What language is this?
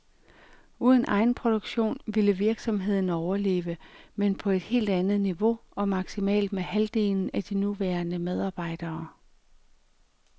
Danish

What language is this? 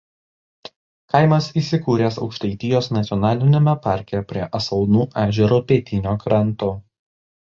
Lithuanian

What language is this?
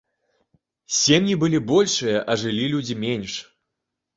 Belarusian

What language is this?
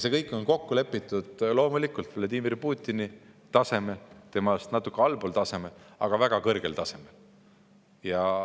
Estonian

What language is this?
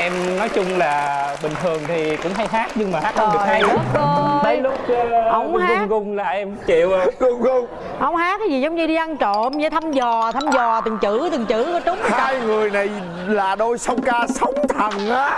Vietnamese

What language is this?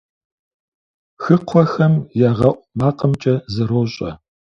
Kabardian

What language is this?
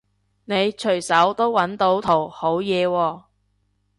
Cantonese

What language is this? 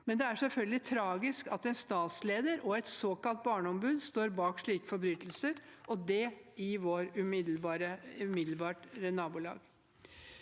Norwegian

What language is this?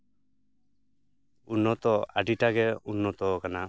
Santali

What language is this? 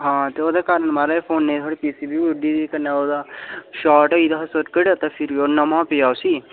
Dogri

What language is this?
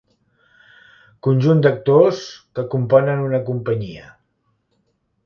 Catalan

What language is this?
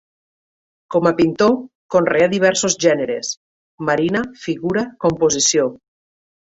Catalan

